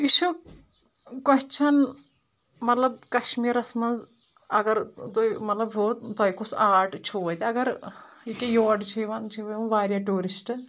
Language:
Kashmiri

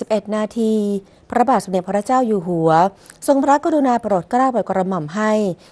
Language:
Thai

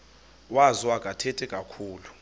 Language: Xhosa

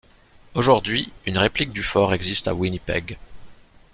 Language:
French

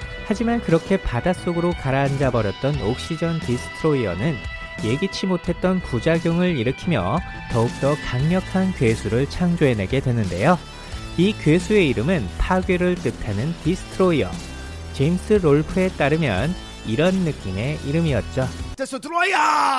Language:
Korean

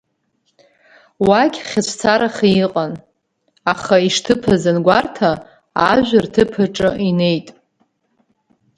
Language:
Abkhazian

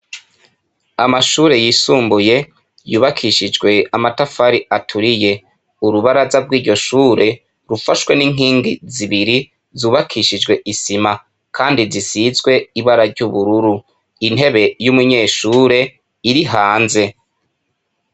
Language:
Rundi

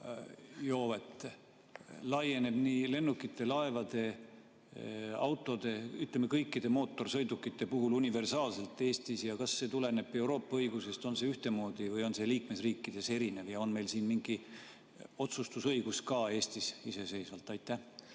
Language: Estonian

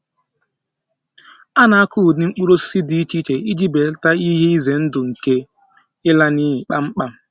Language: Igbo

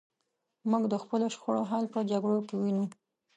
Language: Pashto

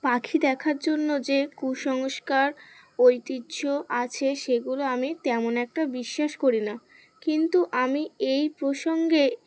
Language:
Bangla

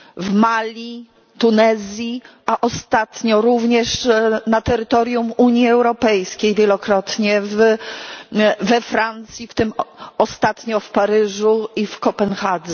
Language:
Polish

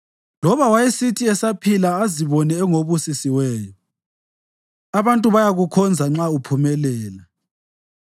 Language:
North Ndebele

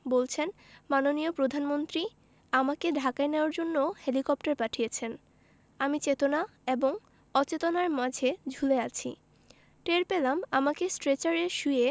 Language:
Bangla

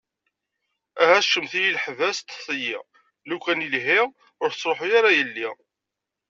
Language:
Kabyle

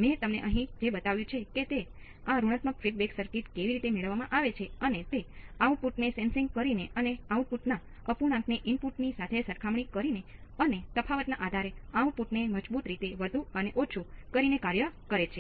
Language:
Gujarati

